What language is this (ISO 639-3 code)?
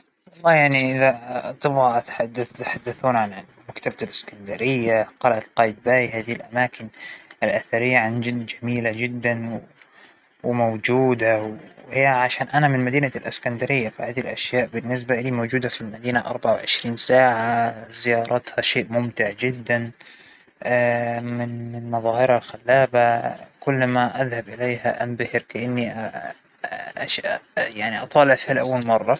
acw